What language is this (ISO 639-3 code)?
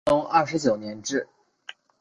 zho